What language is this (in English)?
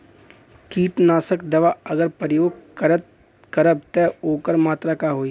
Bhojpuri